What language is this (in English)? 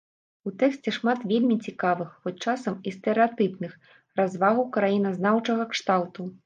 Belarusian